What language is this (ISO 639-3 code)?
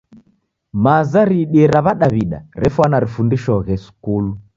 dav